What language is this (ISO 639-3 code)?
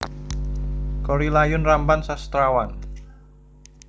jav